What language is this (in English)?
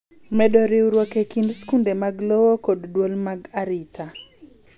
Luo (Kenya and Tanzania)